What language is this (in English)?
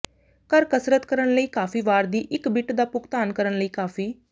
Punjabi